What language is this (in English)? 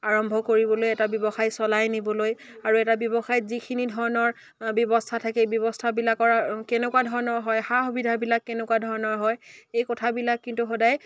Assamese